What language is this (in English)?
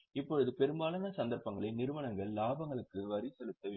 Tamil